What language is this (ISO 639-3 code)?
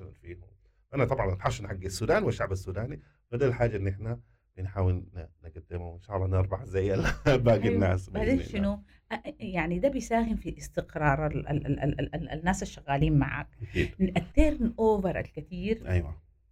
ara